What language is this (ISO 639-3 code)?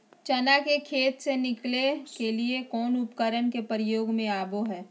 mag